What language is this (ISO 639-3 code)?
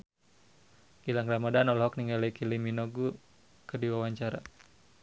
sun